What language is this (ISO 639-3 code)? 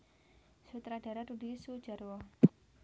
jav